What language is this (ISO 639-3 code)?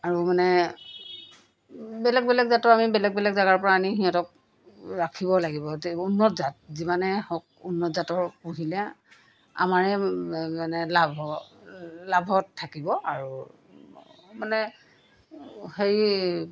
asm